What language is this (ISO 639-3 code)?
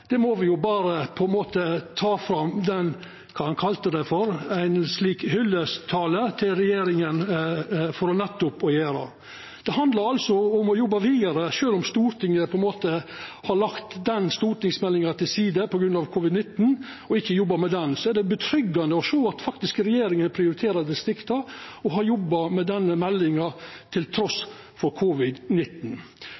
nno